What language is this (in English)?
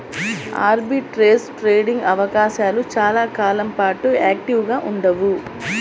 Telugu